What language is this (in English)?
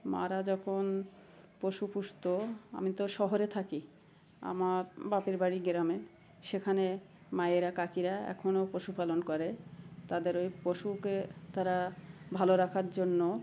Bangla